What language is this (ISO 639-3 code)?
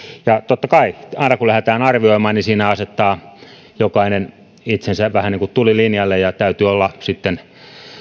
fin